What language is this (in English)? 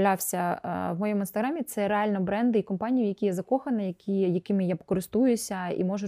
Ukrainian